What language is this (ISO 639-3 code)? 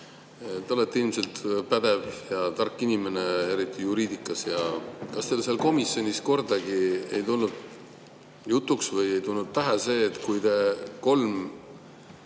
est